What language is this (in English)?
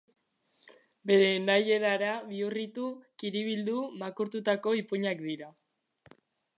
Basque